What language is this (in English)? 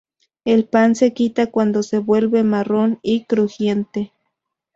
Spanish